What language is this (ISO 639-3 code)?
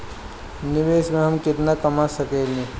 bho